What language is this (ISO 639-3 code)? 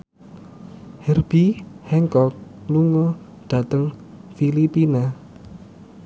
jav